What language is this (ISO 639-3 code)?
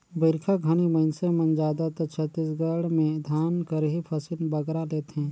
hne